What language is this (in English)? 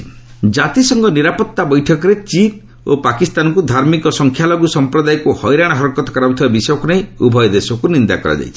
Odia